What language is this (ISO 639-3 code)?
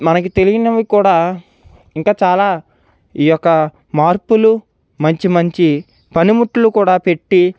tel